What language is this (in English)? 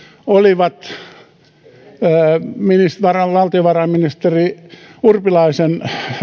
Finnish